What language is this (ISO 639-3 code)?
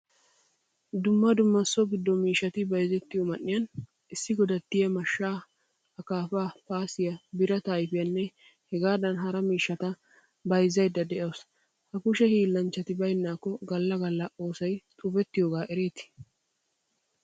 wal